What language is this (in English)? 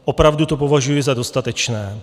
Czech